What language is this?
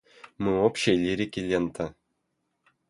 Russian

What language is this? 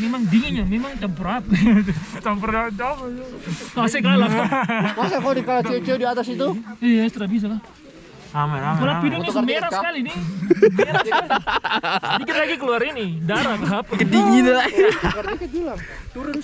Indonesian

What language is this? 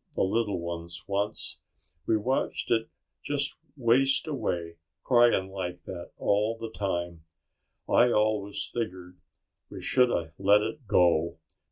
English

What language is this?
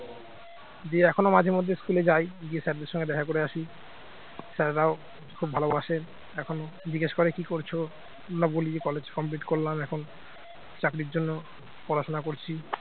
Bangla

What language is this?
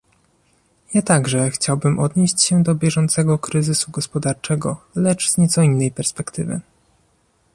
Polish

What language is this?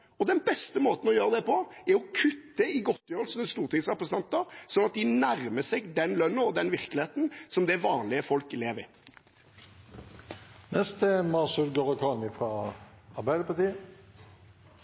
Norwegian Bokmål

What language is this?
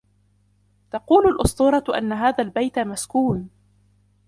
Arabic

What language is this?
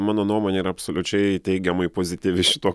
Lithuanian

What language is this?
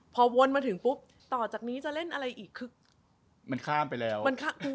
Thai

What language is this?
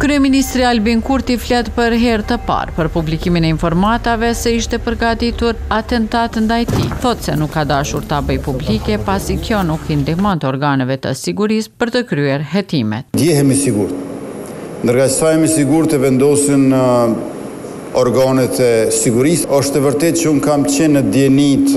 Romanian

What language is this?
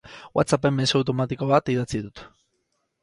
Basque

